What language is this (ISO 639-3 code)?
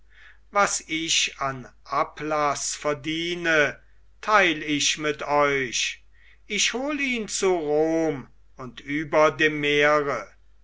deu